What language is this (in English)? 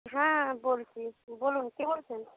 Bangla